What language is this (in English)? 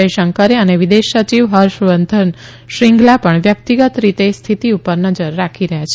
Gujarati